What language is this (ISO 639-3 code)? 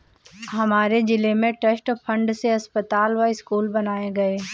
hin